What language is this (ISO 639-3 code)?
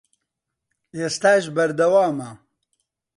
ckb